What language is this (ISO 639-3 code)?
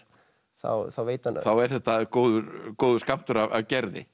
isl